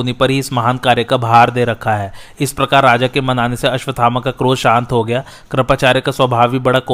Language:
Hindi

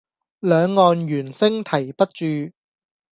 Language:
Cantonese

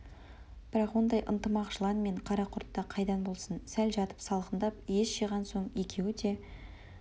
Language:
Kazakh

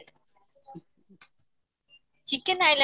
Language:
Odia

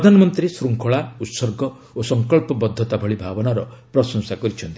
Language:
Odia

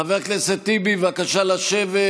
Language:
Hebrew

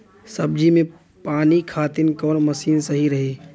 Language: Bhojpuri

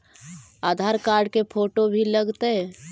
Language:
Magahi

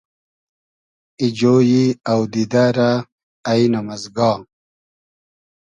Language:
Hazaragi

